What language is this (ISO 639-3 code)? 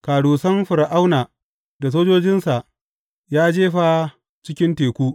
hau